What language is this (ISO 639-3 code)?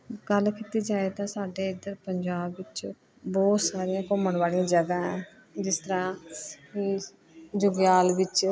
pan